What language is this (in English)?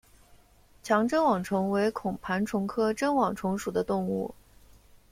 Chinese